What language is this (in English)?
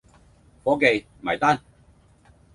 Cantonese